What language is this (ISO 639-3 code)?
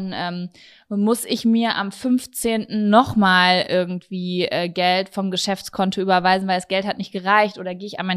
deu